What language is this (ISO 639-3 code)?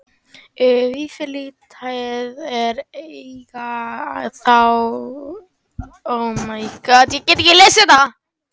isl